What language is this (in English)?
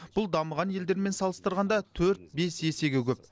Kazakh